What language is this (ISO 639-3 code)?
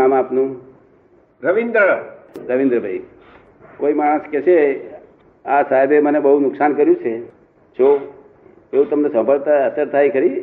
guj